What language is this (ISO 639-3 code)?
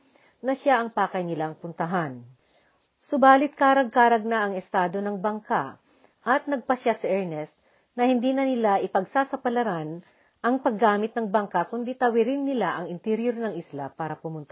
fil